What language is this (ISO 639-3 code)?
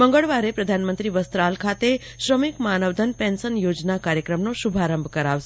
guj